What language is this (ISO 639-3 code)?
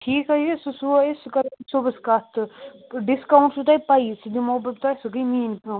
kas